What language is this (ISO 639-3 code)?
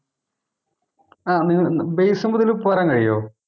mal